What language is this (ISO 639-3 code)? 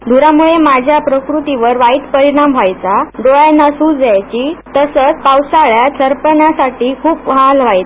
mar